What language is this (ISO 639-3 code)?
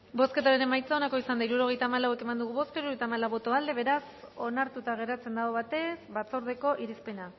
eus